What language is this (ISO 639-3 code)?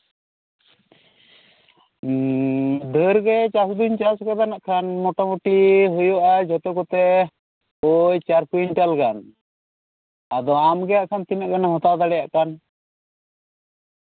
sat